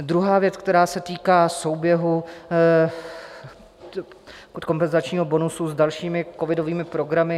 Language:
Czech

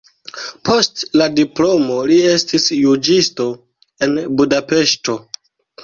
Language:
Esperanto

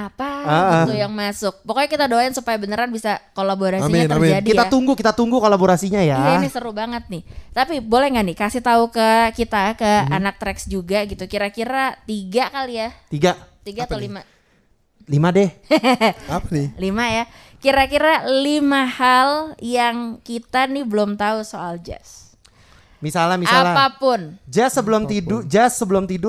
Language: Indonesian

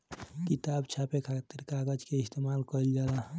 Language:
Bhojpuri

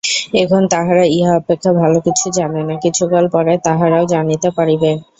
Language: Bangla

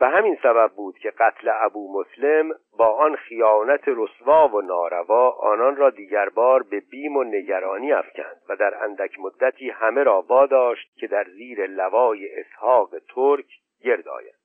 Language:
Persian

